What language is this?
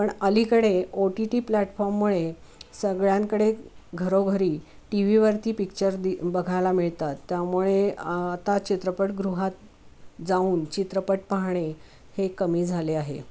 Marathi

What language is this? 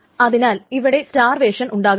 Malayalam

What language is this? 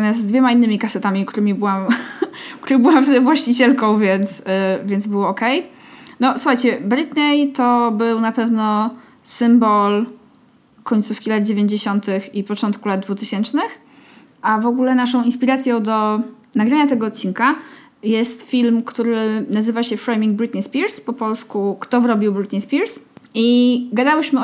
Polish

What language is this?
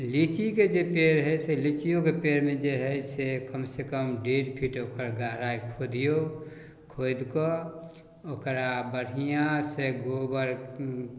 Maithili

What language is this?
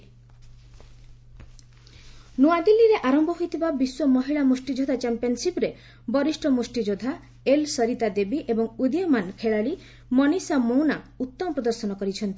Odia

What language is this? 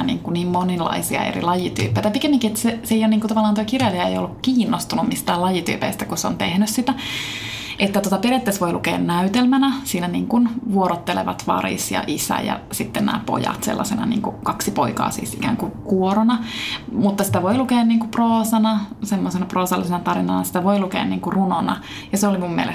Finnish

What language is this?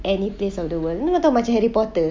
English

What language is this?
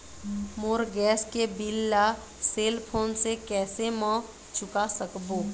Chhattisgarhi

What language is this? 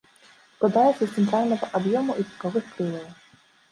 Belarusian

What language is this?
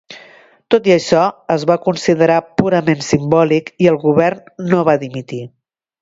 Catalan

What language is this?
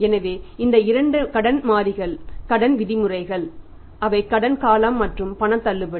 Tamil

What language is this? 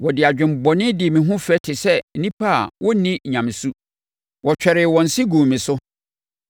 Akan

